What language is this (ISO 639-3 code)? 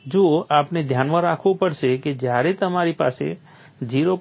guj